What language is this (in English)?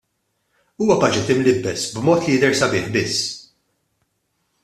Maltese